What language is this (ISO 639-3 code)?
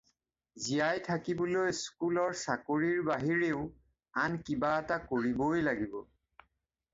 asm